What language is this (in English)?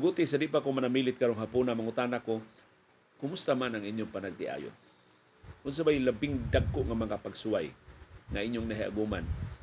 Filipino